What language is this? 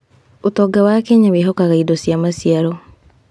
Kikuyu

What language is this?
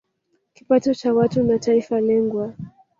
Swahili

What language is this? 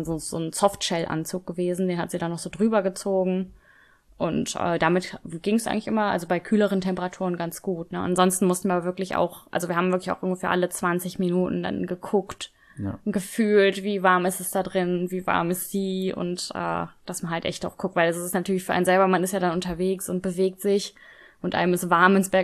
German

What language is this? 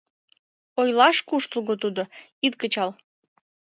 Mari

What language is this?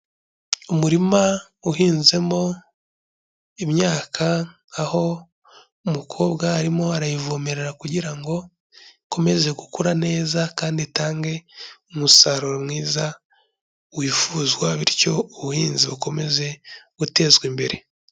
Kinyarwanda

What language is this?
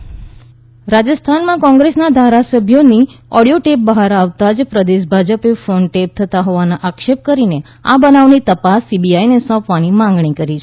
Gujarati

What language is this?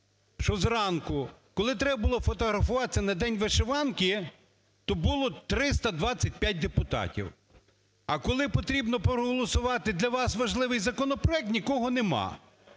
Ukrainian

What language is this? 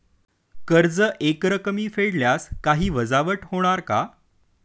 Marathi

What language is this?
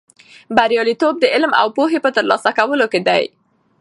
Pashto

